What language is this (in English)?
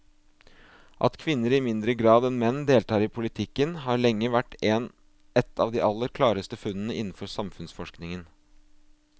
Norwegian